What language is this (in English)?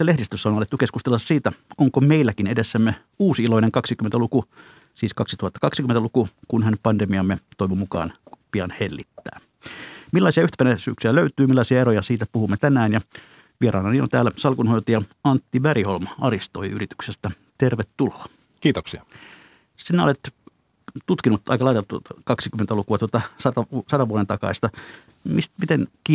Finnish